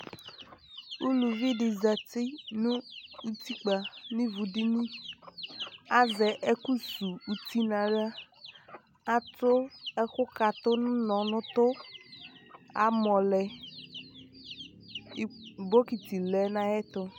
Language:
Ikposo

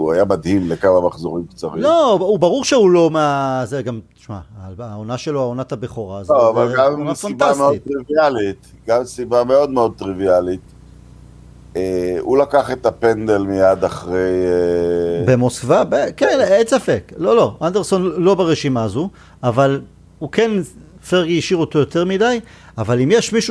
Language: Hebrew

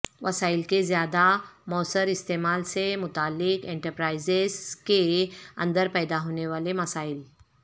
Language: Urdu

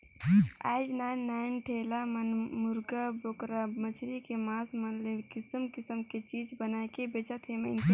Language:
Chhattisgarhi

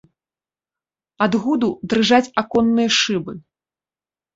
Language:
Belarusian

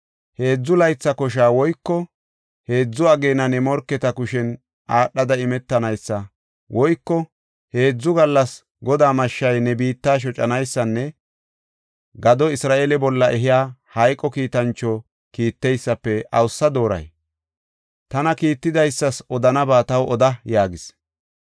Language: Gofa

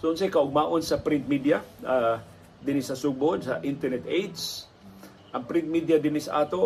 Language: Filipino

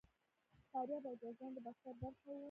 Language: Pashto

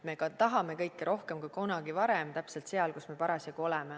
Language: Estonian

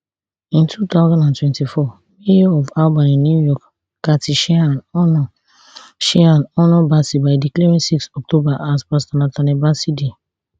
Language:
Nigerian Pidgin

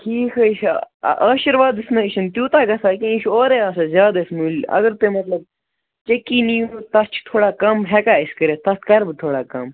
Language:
Kashmiri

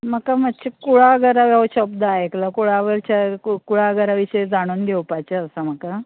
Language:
Konkani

